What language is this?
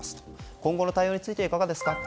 Japanese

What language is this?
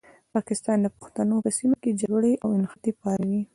Pashto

